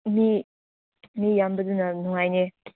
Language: Manipuri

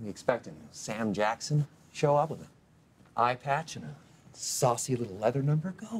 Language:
English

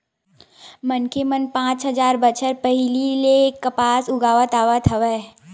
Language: Chhattisgarhi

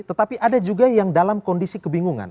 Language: Indonesian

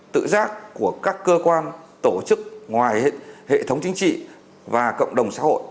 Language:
Vietnamese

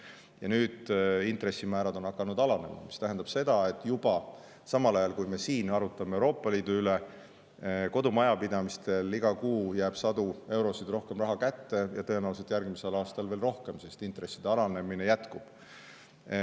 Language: Estonian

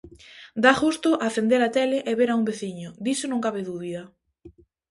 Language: Galician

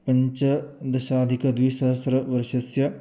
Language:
Sanskrit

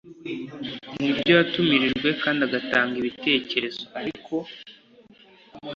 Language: Kinyarwanda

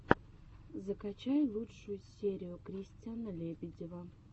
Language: Russian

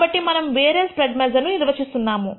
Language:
Telugu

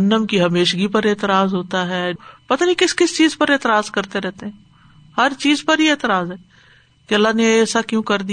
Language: Urdu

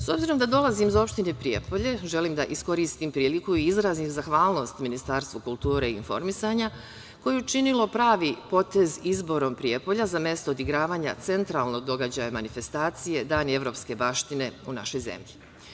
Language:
Serbian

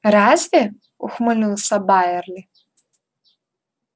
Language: Russian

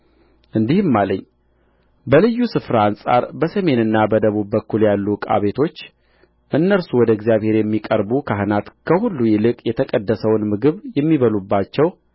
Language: Amharic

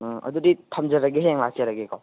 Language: Manipuri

